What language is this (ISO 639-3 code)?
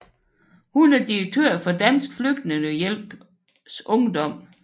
dan